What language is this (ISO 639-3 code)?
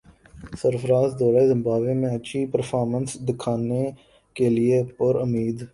urd